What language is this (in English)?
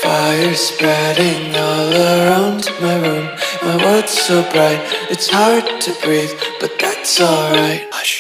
English